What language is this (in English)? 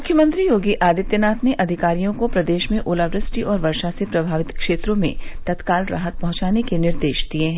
Hindi